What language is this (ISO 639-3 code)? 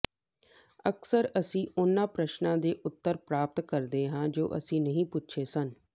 pan